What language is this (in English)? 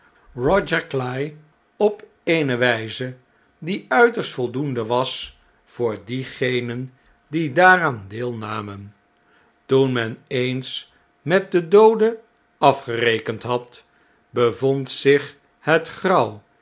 Dutch